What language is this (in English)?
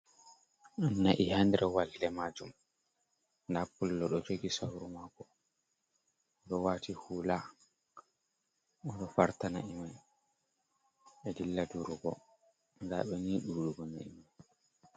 Fula